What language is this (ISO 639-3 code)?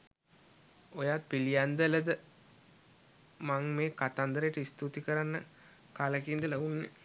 sin